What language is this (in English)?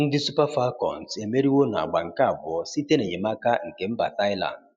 Igbo